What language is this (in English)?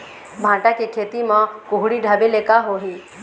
Chhattisgarhi